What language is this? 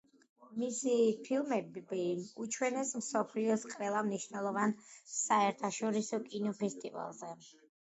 Georgian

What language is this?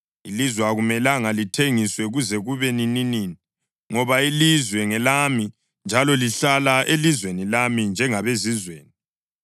North Ndebele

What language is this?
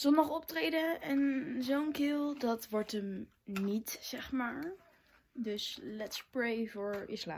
Dutch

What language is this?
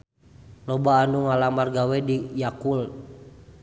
Sundanese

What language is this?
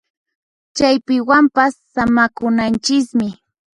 Puno Quechua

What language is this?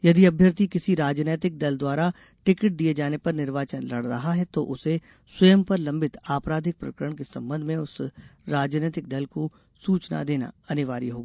Hindi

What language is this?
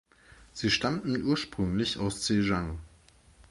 German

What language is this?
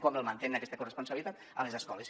Catalan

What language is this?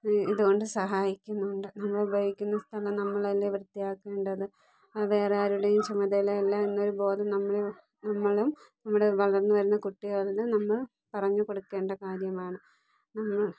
Malayalam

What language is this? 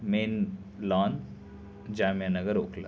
Urdu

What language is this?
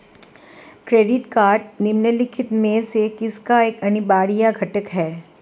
Hindi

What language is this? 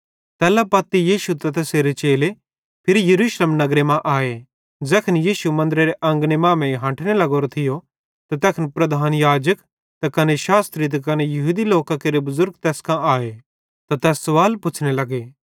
Bhadrawahi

